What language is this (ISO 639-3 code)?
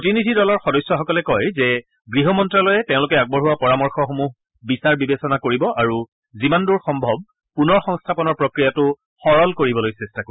asm